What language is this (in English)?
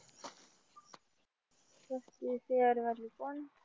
Marathi